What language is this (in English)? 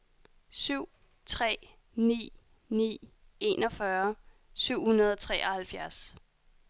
Danish